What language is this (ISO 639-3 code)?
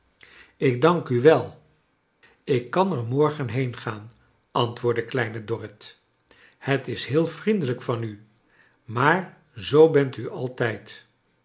nld